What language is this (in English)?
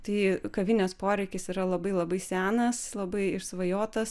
Lithuanian